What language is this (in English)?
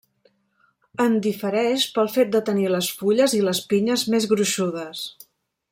Catalan